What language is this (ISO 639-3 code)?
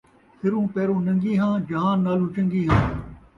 skr